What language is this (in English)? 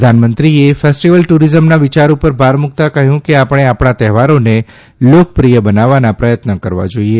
Gujarati